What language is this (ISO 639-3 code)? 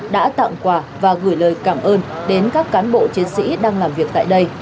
vie